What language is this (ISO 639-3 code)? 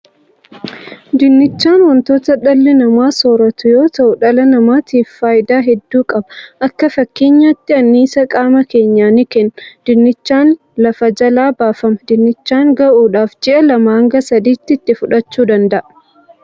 orm